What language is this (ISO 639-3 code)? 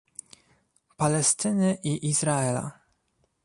pol